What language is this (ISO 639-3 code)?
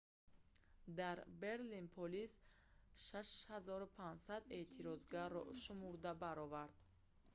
tgk